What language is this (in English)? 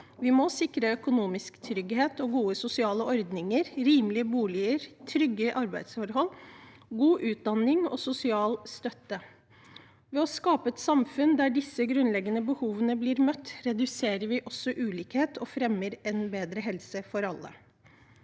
Norwegian